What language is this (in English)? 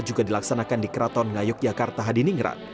Indonesian